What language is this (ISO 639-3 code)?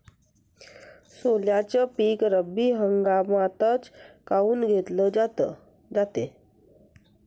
mar